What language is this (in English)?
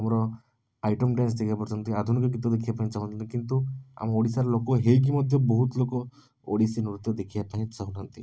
Odia